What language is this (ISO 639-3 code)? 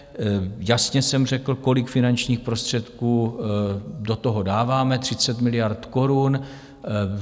ces